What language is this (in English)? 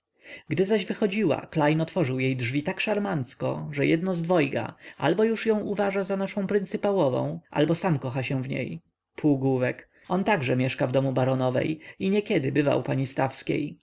Polish